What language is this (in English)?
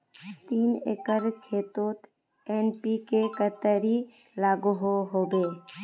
Magahi